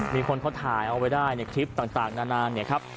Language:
Thai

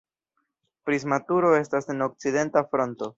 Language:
Esperanto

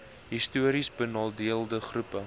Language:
Afrikaans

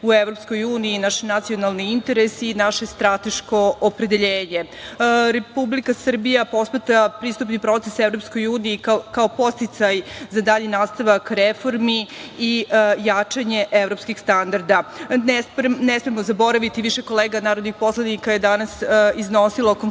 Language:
Serbian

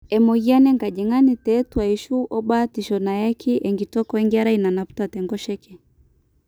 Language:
Masai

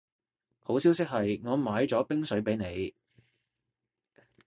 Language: Cantonese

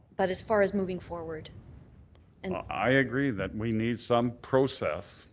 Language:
English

